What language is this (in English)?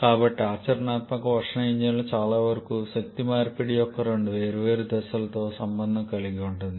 Telugu